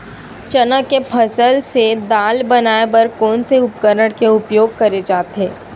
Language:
Chhattisgarhi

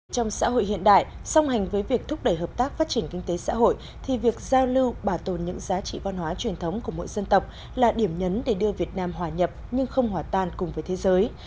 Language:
Vietnamese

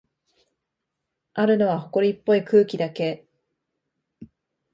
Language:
Japanese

